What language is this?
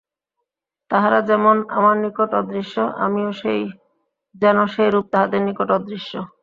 Bangla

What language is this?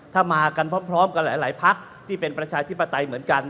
Thai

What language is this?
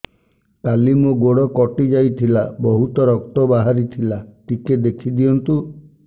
Odia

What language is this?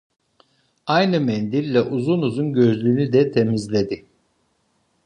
Turkish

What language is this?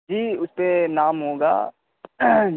Urdu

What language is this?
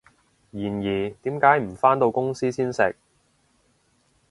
Cantonese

